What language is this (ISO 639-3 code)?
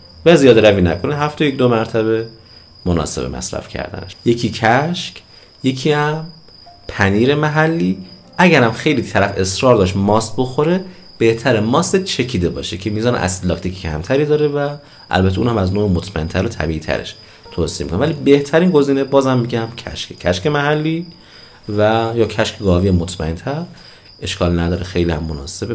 fas